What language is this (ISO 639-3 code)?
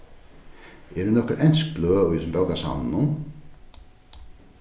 fao